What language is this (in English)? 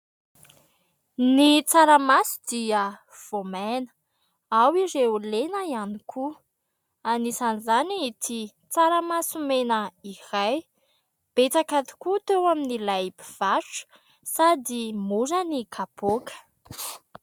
Malagasy